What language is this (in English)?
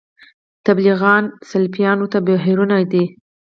Pashto